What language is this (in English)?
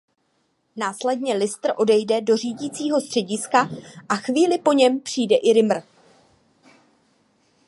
Czech